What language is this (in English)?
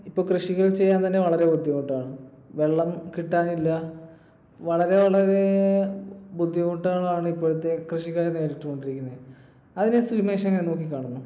Malayalam